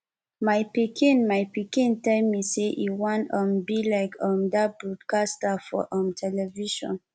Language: Nigerian Pidgin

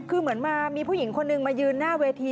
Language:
Thai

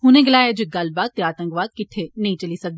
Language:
Dogri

